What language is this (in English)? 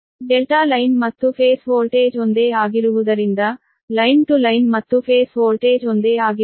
Kannada